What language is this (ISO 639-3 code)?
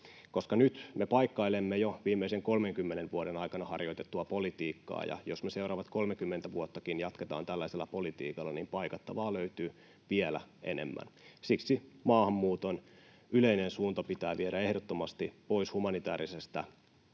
fin